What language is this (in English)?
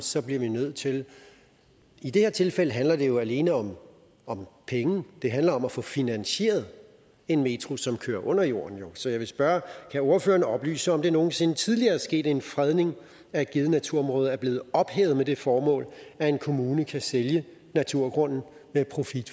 Danish